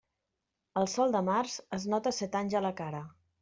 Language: Catalan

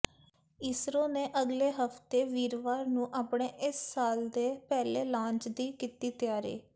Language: Punjabi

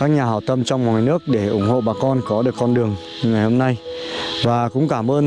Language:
Vietnamese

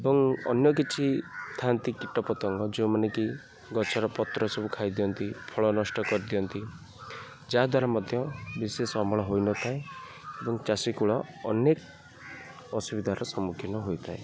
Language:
Odia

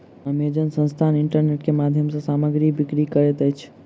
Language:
Maithili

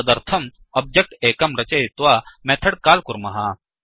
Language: Sanskrit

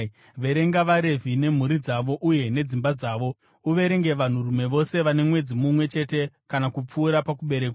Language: Shona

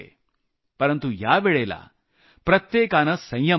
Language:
Marathi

